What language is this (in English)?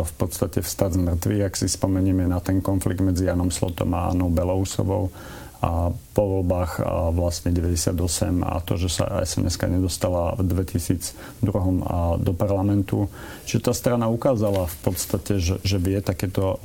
Slovak